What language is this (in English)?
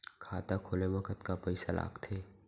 Chhattisgarhi